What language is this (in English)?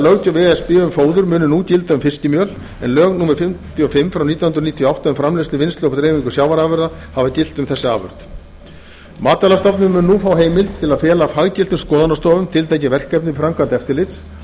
Icelandic